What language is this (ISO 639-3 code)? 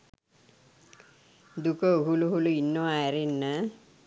sin